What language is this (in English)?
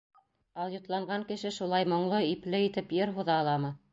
Bashkir